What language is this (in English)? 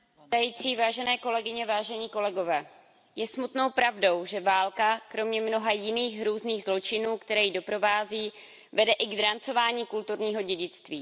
Czech